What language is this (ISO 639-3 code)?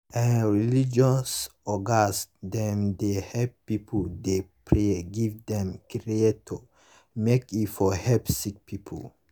pcm